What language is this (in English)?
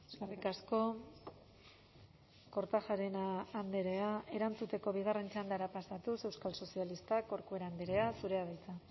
Basque